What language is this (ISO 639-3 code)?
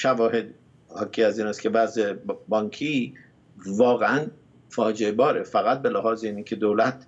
fas